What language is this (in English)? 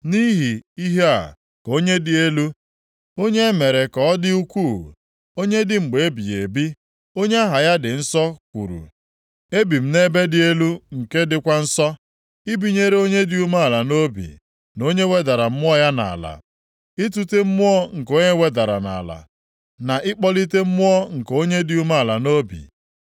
Igbo